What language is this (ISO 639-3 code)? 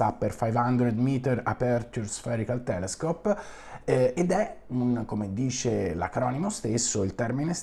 ita